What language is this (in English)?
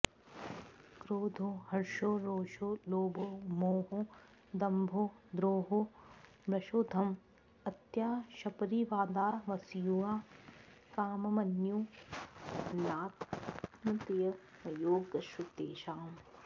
Sanskrit